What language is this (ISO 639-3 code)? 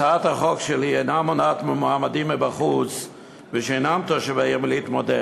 heb